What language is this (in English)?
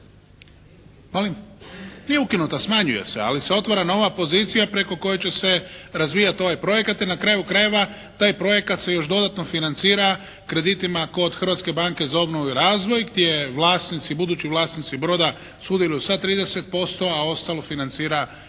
Croatian